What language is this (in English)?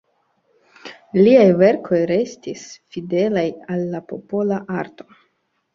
Esperanto